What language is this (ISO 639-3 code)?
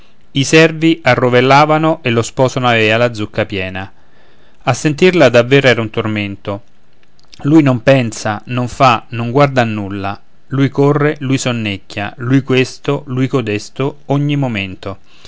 ita